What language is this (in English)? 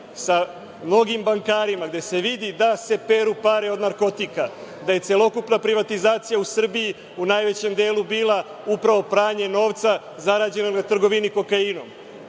Serbian